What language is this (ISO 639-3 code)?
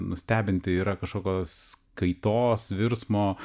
lit